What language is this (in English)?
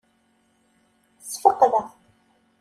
Kabyle